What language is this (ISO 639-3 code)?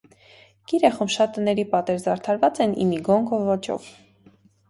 hye